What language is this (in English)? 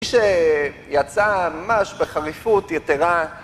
Hebrew